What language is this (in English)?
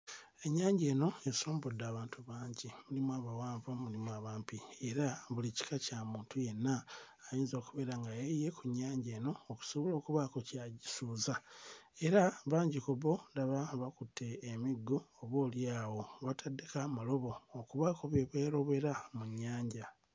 Ganda